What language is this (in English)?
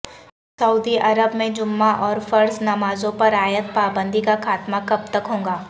Urdu